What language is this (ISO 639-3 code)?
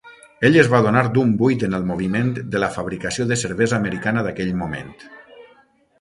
cat